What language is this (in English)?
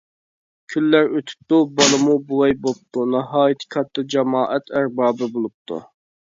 Uyghur